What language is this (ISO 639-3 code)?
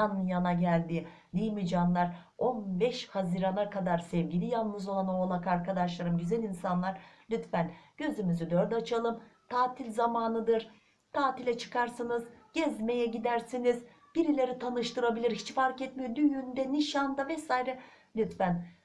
tur